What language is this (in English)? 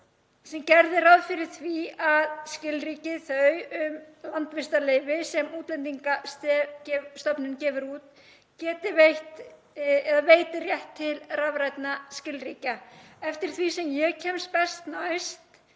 Icelandic